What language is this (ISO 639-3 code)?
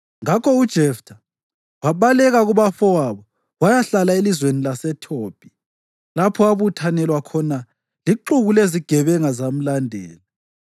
nde